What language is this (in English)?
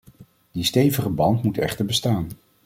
Dutch